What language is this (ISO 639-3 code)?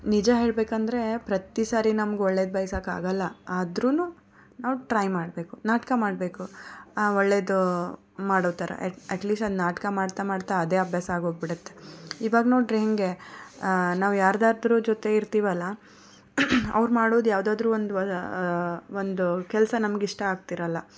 kan